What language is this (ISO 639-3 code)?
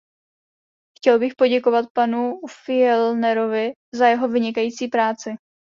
ces